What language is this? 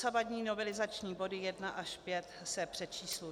Czech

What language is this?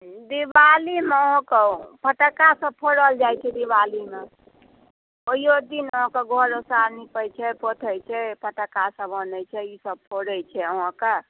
Maithili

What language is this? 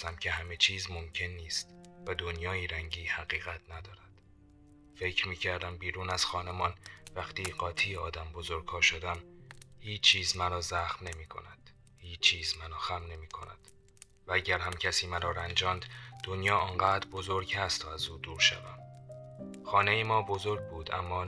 Persian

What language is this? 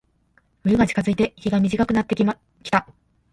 Japanese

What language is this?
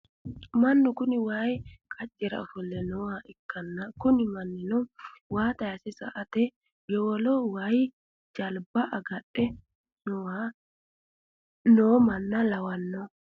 Sidamo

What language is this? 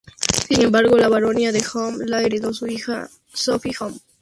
Spanish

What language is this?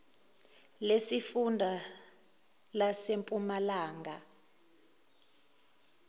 Zulu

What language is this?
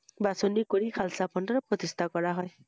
Assamese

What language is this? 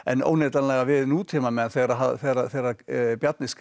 Icelandic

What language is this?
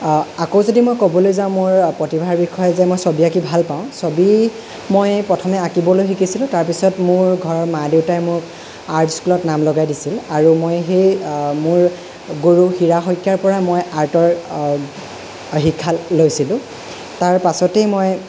Assamese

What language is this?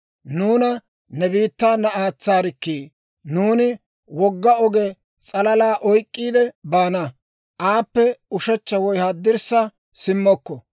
Dawro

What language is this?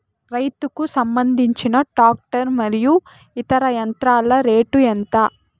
Telugu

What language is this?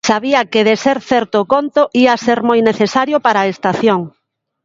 Galician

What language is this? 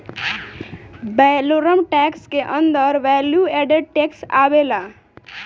Bhojpuri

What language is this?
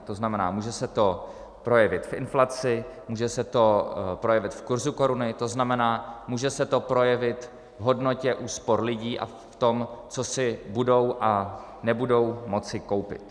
Czech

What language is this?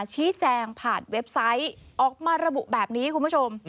Thai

